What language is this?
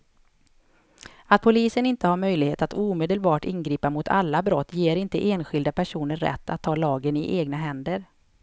Swedish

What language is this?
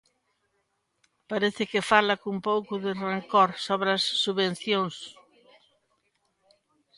Galician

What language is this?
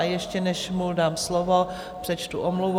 Czech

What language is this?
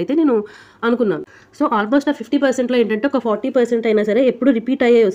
Telugu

